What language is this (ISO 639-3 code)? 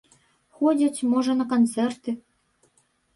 bel